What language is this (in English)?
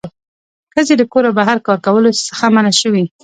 Pashto